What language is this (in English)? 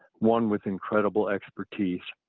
English